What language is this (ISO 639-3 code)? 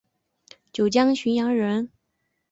zho